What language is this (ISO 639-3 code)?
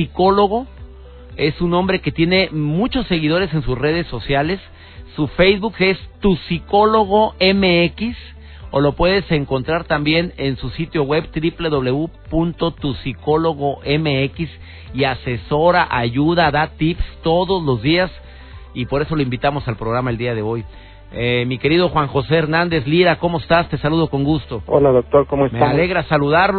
spa